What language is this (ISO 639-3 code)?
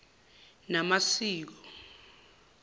zul